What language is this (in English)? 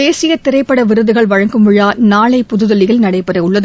Tamil